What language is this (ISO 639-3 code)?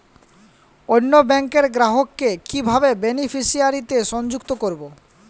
ben